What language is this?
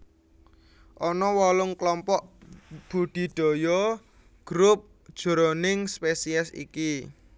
Javanese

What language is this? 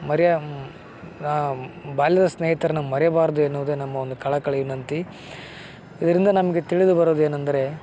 Kannada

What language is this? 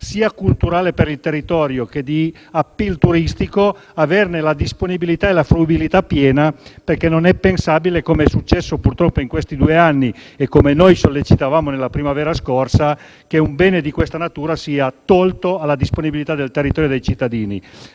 Italian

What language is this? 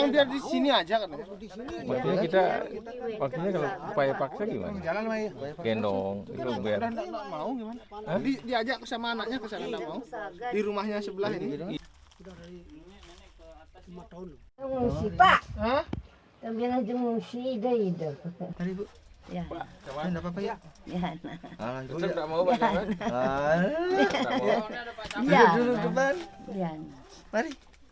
Indonesian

